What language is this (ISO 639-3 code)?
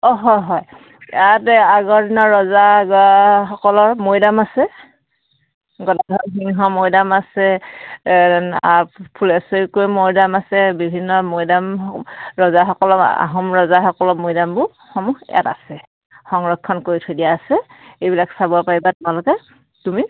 asm